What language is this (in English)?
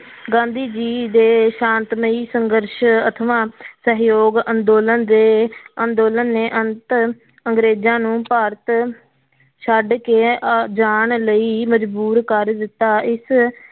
Punjabi